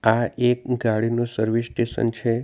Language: Gujarati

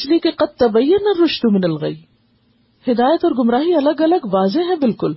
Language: Urdu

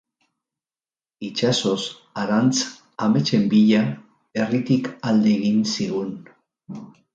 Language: Basque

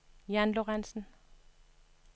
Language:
Danish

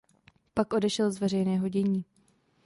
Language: Czech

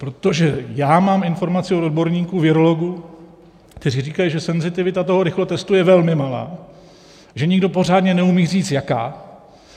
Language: Czech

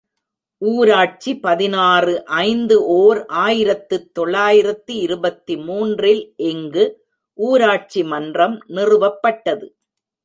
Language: Tamil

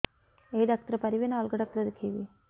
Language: Odia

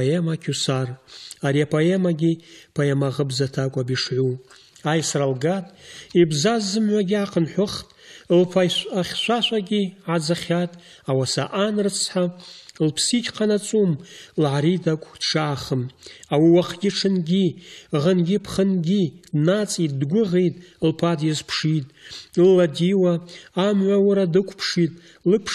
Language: Russian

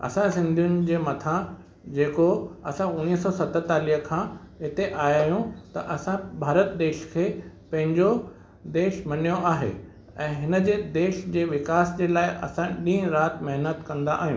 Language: Sindhi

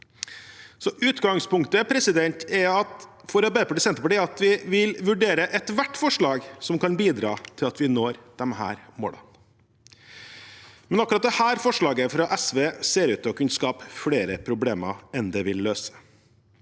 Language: Norwegian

